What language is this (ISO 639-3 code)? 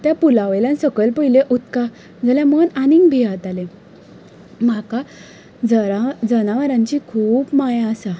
kok